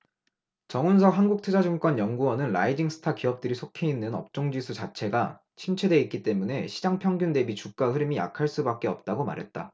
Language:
Korean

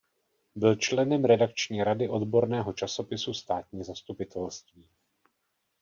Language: Czech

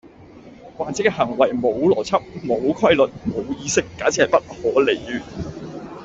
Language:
Cantonese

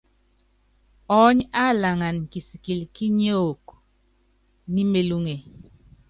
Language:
Yangben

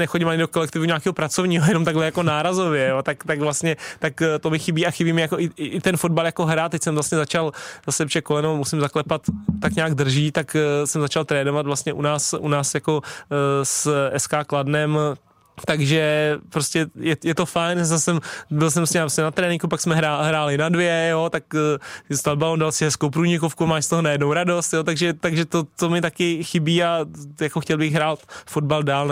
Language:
Czech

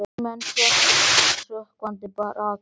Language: Icelandic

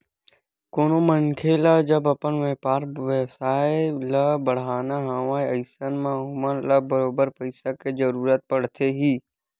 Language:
Chhattisgarhi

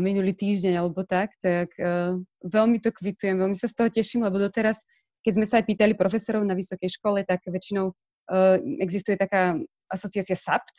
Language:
Slovak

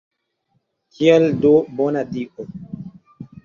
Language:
Esperanto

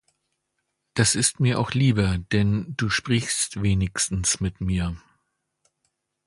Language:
German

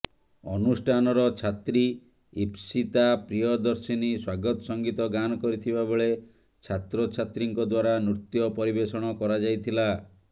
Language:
Odia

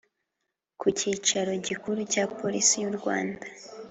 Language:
Kinyarwanda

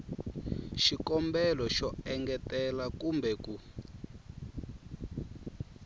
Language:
Tsonga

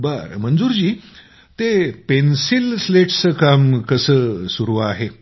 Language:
Marathi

